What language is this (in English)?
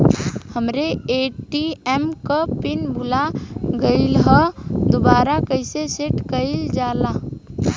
Bhojpuri